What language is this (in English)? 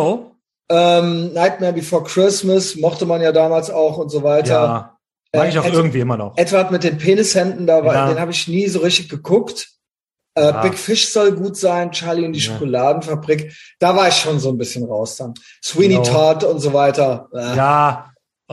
German